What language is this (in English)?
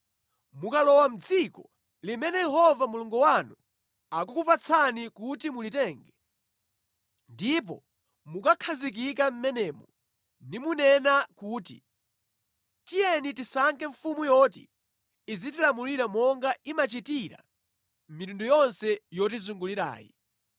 Nyanja